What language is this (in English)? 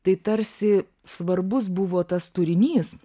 Lithuanian